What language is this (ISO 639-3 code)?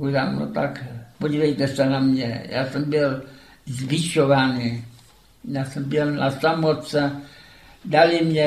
ces